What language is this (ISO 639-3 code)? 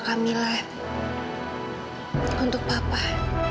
ind